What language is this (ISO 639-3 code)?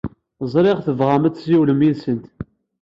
kab